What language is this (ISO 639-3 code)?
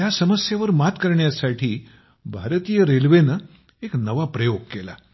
mar